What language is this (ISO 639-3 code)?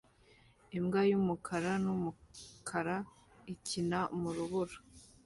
kin